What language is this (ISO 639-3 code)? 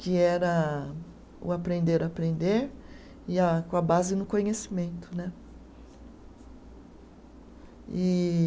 por